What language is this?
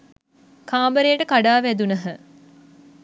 Sinhala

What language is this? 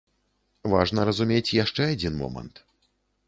Belarusian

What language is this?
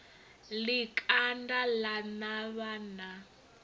Venda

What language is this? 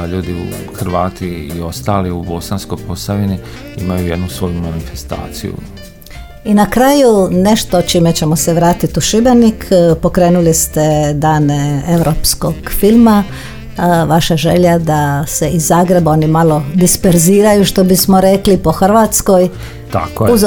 Croatian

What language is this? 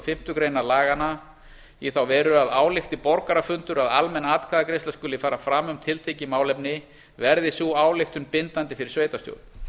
Icelandic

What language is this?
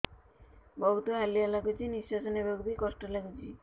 Odia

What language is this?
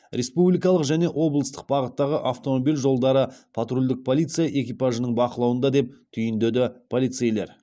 Kazakh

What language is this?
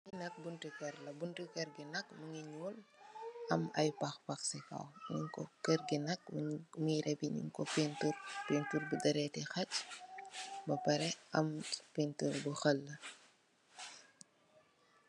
Wolof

